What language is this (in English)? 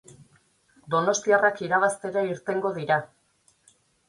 Basque